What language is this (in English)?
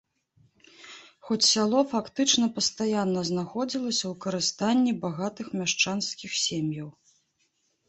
Belarusian